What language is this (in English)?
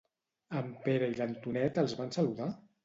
Catalan